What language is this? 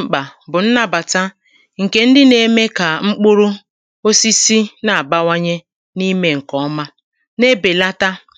Igbo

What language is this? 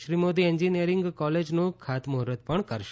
Gujarati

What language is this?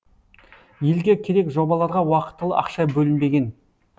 Kazakh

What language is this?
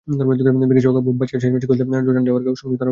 Bangla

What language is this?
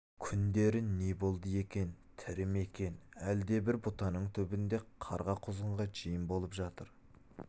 Kazakh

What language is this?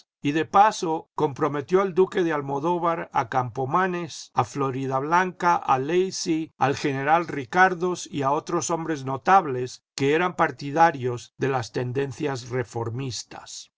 Spanish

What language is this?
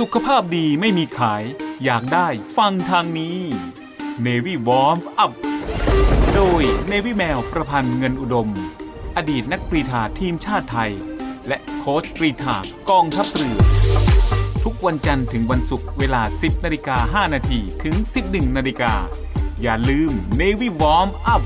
Thai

